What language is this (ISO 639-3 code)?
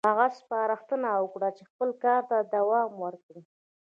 pus